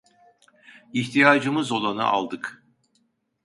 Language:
Turkish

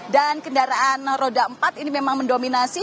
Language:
Indonesian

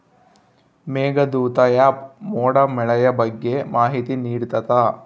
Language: Kannada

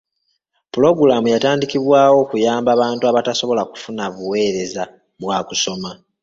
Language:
Ganda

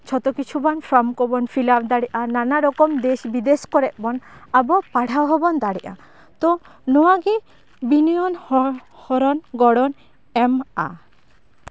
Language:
Santali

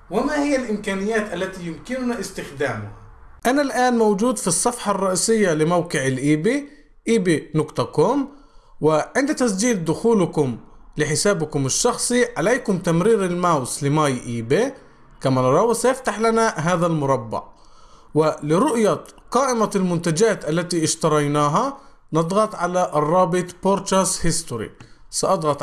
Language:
Arabic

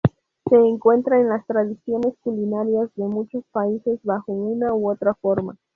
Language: Spanish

